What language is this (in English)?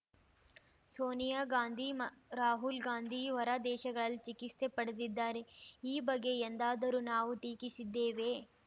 Kannada